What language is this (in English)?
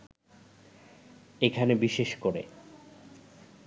Bangla